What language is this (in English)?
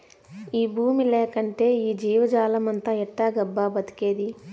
Telugu